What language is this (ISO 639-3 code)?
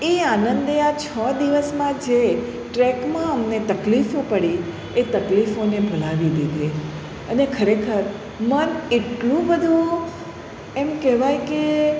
guj